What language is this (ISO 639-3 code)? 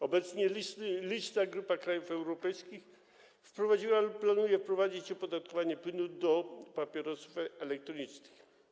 pol